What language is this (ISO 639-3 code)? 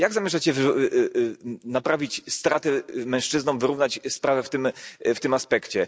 pol